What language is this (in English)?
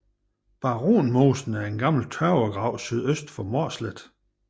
Danish